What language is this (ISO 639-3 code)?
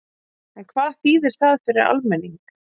isl